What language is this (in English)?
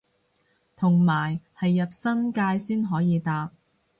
Cantonese